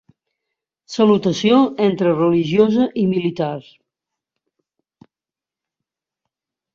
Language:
Catalan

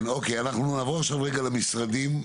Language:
Hebrew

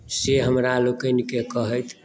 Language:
Maithili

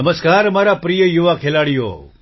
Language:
Gujarati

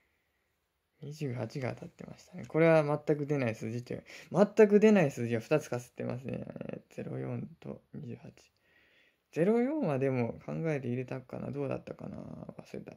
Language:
Japanese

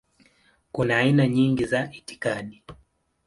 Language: Swahili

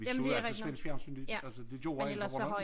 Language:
Danish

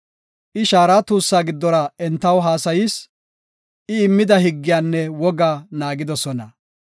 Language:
Gofa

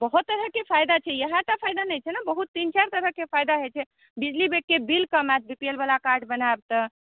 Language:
Maithili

